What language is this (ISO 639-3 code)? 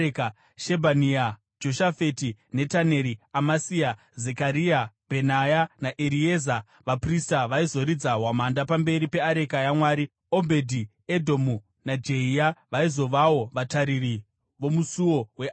sna